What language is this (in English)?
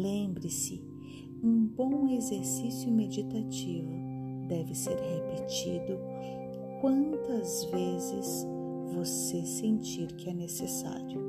Portuguese